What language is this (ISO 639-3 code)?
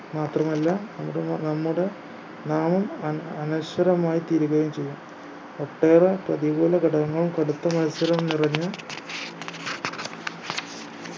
mal